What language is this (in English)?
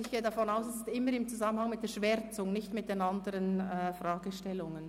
Swiss German